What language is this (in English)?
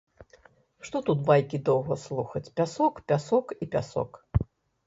Belarusian